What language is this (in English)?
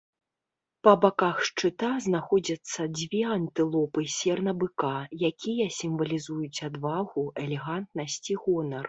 Belarusian